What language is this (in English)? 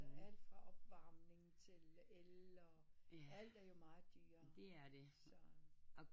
Danish